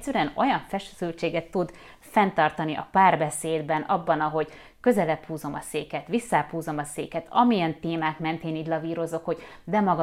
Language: Hungarian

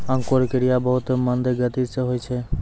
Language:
Maithili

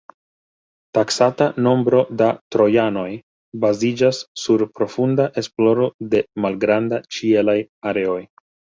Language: Esperanto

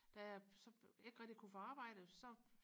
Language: Danish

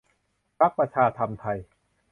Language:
Thai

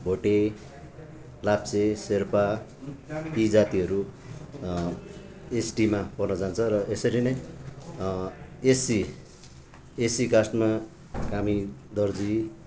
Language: Nepali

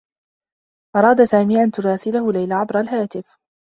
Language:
Arabic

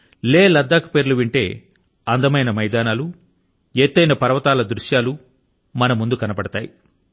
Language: Telugu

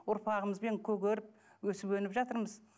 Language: Kazakh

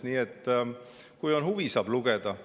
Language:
Estonian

